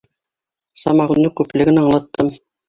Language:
Bashkir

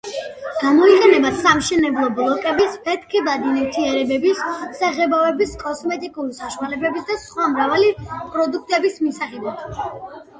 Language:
Georgian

